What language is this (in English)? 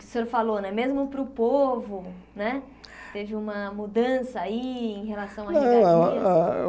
Portuguese